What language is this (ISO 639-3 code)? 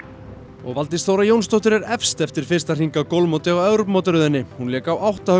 isl